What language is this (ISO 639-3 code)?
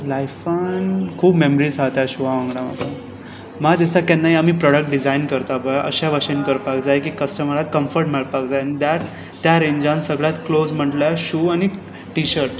kok